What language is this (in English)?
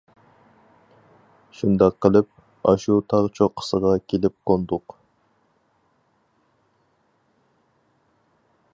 Uyghur